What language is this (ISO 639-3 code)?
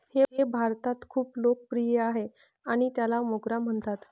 mar